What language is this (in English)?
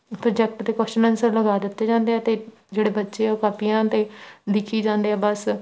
Punjabi